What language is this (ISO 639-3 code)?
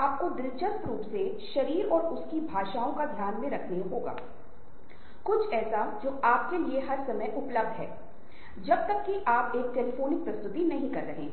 hin